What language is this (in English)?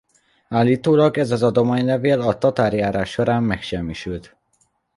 Hungarian